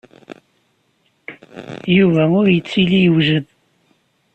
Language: Kabyle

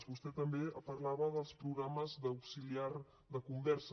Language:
Catalan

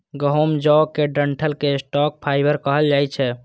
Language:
Maithili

